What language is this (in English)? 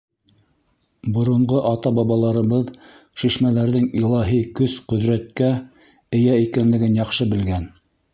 Bashkir